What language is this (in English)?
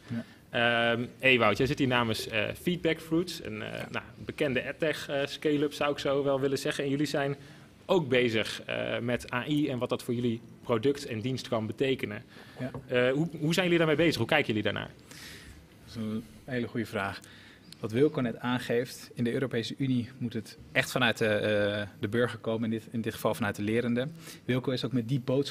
Dutch